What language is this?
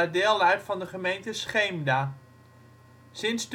Dutch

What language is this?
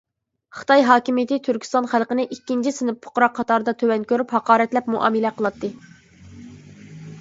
Uyghur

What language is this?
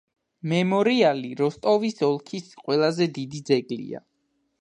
Georgian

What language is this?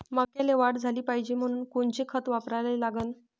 Marathi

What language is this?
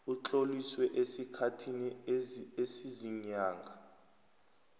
South Ndebele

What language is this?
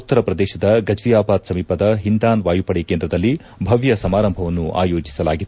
Kannada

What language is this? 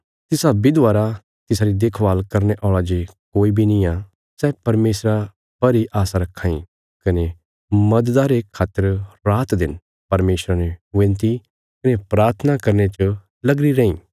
Bilaspuri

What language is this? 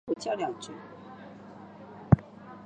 Chinese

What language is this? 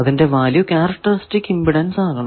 Malayalam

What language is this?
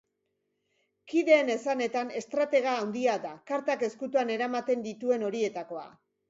Basque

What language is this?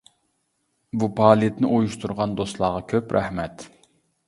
Uyghur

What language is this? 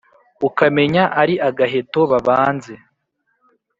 Kinyarwanda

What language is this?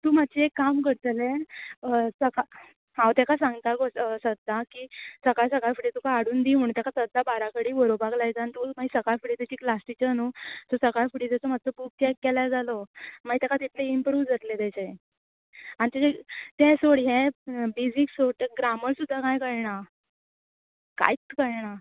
Konkani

